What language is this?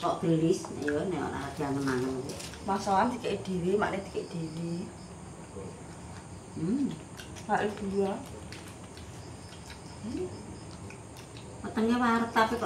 Indonesian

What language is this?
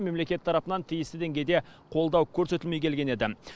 Kazakh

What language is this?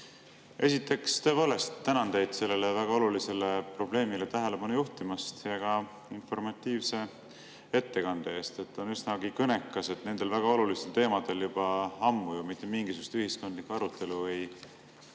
Estonian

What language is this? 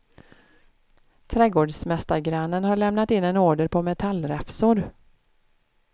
Swedish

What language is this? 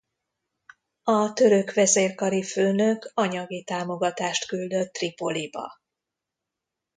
Hungarian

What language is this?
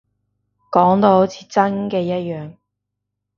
Cantonese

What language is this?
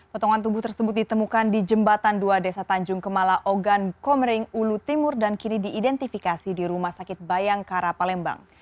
Indonesian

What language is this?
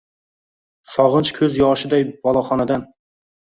Uzbek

